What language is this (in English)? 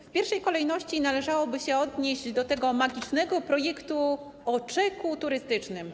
Polish